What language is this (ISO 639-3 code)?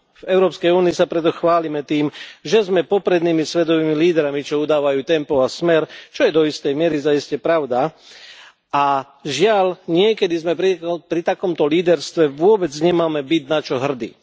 slk